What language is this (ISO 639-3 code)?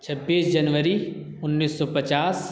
urd